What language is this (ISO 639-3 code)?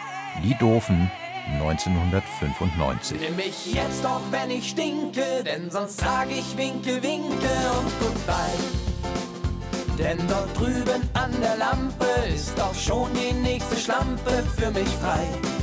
deu